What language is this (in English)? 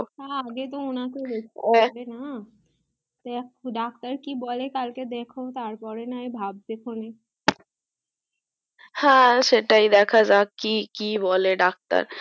Bangla